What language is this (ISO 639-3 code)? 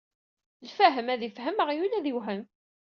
kab